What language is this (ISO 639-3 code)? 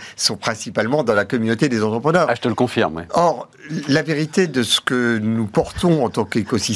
fra